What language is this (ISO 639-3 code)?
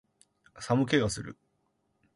jpn